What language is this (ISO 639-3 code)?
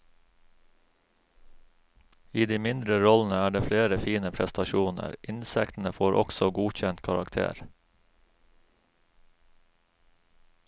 nor